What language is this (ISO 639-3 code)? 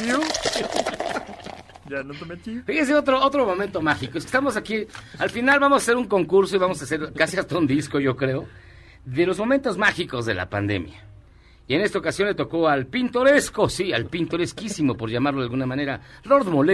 spa